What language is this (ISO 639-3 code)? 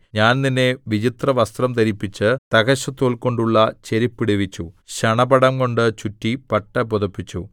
mal